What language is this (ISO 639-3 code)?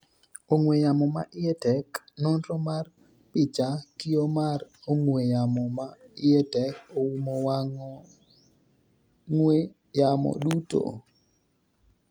luo